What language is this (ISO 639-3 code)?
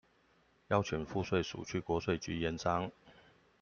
zho